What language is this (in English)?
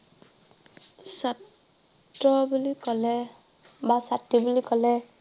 Assamese